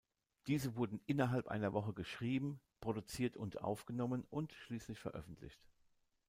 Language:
German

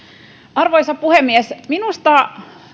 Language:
Finnish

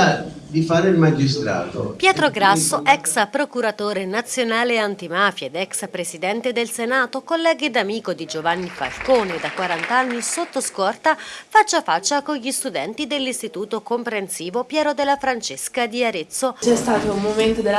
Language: Italian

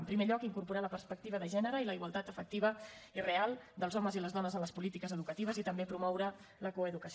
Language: Catalan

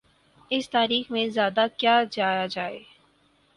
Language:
Urdu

